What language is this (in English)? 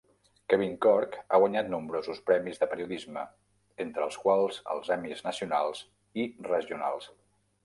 Catalan